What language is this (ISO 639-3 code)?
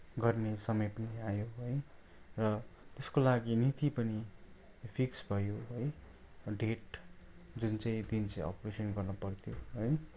nep